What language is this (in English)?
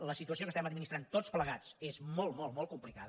Catalan